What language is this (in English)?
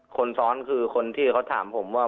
Thai